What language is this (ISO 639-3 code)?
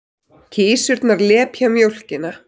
isl